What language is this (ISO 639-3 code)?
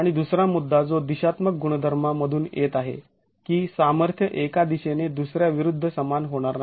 mar